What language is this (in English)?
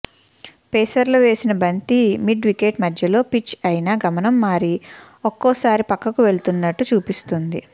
Telugu